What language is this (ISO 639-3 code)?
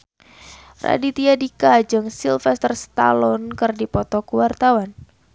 sun